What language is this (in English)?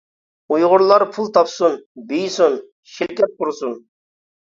Uyghur